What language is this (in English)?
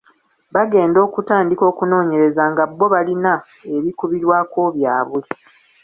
Ganda